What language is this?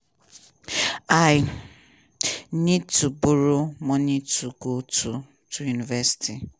Nigerian Pidgin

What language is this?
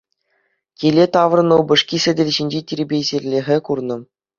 Chuvash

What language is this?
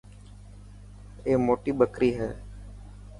Dhatki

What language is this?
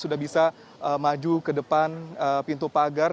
Indonesian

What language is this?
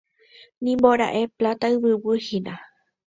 Guarani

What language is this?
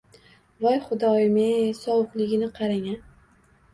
Uzbek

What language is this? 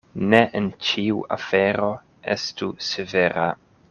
Esperanto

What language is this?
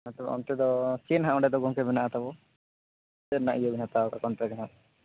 Santali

